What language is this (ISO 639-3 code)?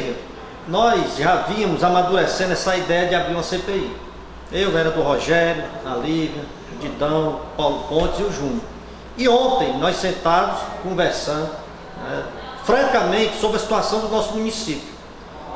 por